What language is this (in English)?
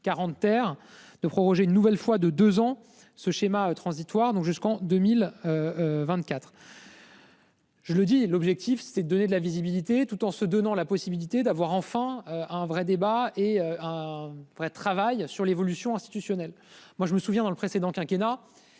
French